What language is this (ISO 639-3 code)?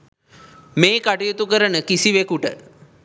sin